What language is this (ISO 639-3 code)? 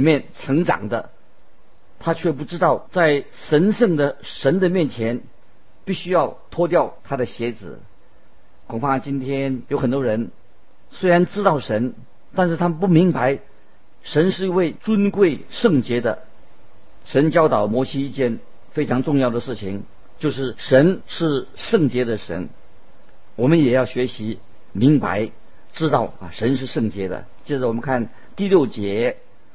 zho